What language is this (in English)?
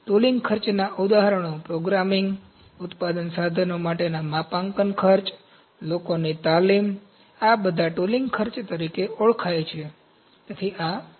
Gujarati